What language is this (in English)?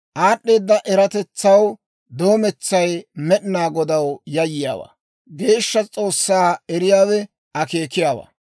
Dawro